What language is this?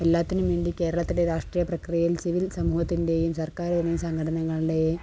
Malayalam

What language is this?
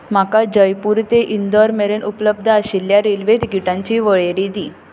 Konkani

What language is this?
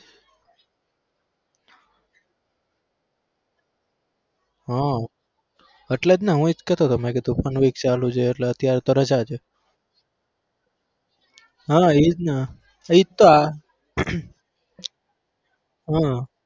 Gujarati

